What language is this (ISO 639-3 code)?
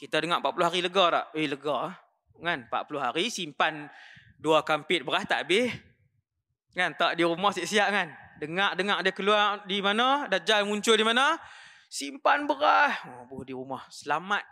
msa